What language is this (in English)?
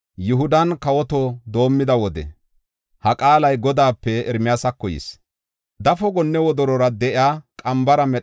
Gofa